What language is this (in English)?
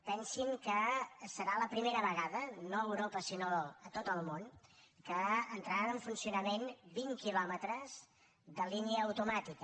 Catalan